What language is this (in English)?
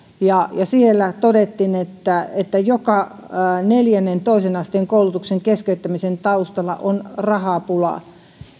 Finnish